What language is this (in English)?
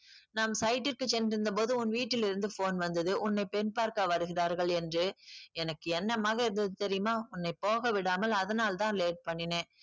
Tamil